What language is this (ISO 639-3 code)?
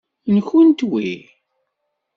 kab